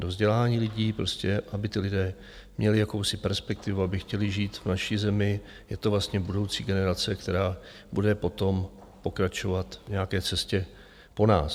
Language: Czech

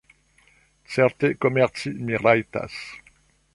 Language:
Esperanto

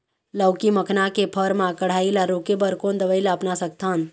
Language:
Chhattisgarhi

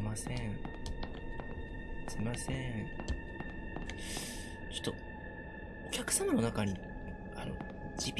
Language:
Japanese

